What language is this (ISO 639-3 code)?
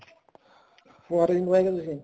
pan